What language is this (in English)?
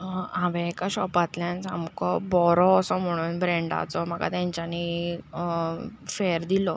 Konkani